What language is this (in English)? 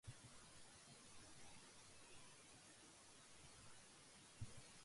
Urdu